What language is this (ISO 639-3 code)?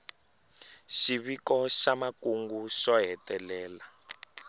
tso